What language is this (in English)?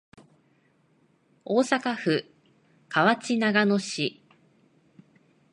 Japanese